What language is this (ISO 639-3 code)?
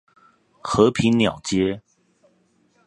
zho